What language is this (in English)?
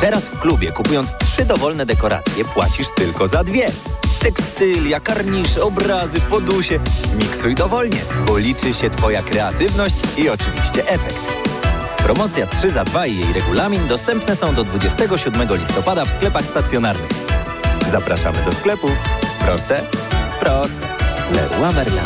Polish